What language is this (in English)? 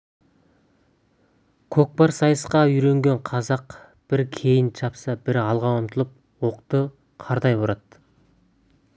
Kazakh